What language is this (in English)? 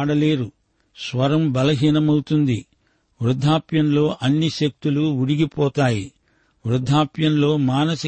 Telugu